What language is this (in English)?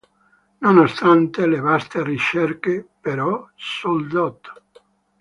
Italian